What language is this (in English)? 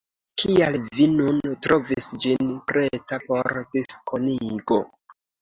Esperanto